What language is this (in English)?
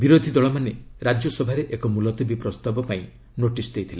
Odia